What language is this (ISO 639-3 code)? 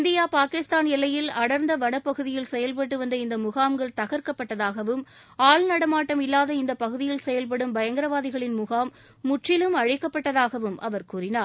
tam